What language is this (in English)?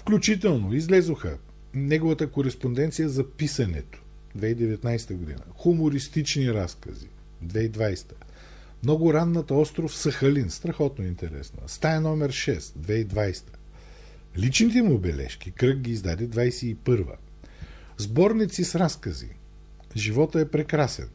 Bulgarian